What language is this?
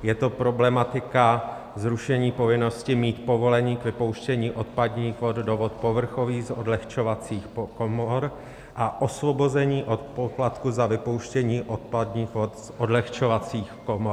Czech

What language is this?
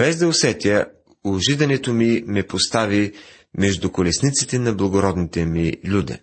Bulgarian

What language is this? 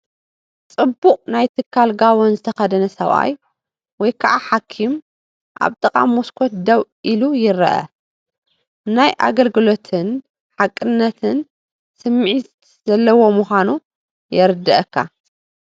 Tigrinya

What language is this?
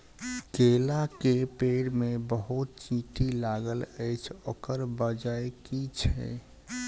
Maithili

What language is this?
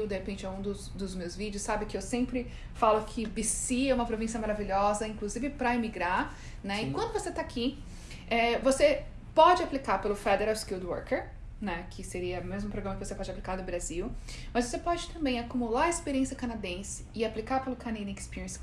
Portuguese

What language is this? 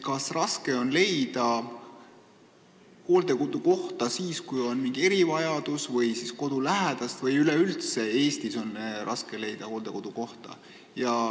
Estonian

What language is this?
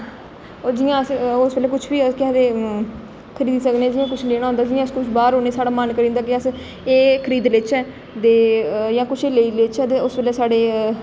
Dogri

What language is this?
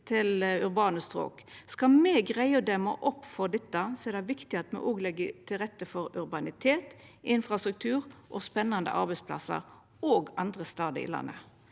Norwegian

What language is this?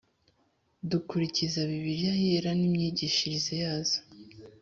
Kinyarwanda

